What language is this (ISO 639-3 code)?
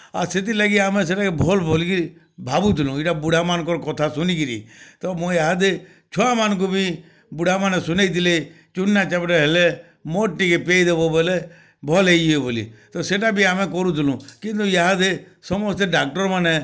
ori